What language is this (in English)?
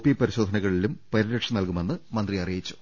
Malayalam